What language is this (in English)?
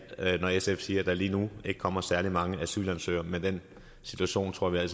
Danish